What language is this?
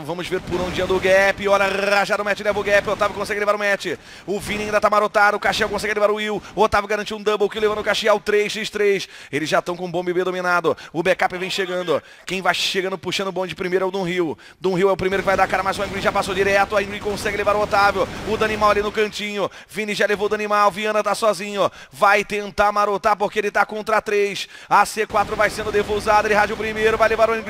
Portuguese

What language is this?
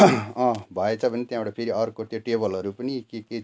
Nepali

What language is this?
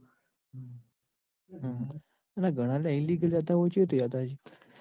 Gujarati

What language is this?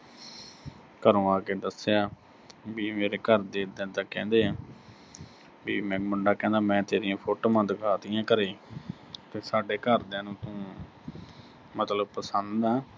Punjabi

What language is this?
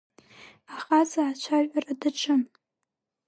Abkhazian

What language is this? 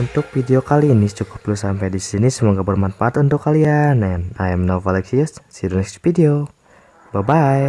Indonesian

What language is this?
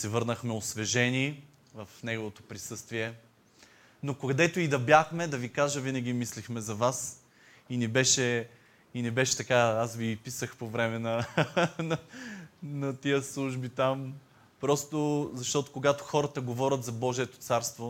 Bulgarian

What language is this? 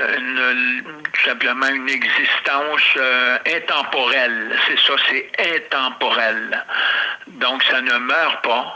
French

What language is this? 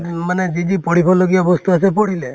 Assamese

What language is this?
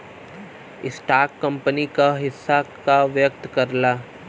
Bhojpuri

